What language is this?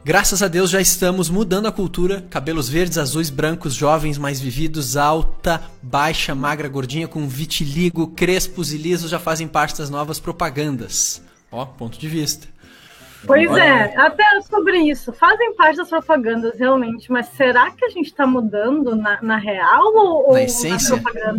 Portuguese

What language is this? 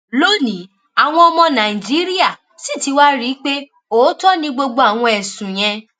Yoruba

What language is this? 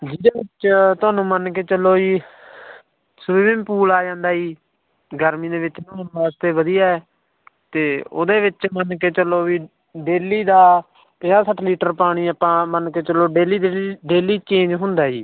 Punjabi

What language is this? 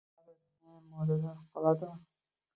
Uzbek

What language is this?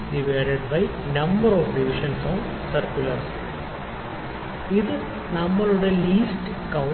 Malayalam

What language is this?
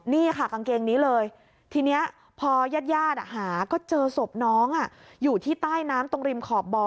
Thai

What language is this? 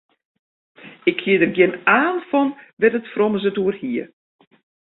Western Frisian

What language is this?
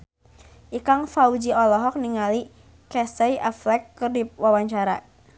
Sundanese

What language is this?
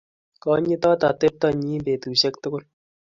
Kalenjin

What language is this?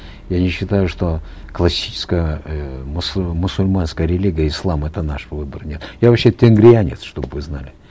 Kazakh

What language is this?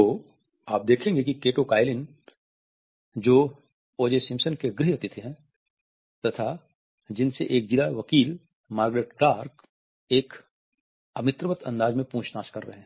Hindi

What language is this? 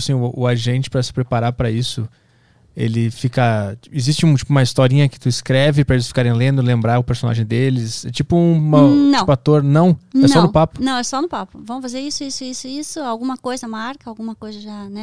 Portuguese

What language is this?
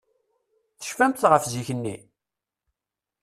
Kabyle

